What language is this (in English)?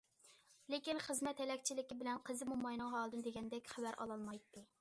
Uyghur